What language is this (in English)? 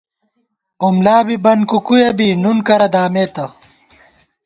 Gawar-Bati